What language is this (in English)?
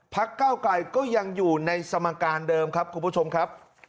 Thai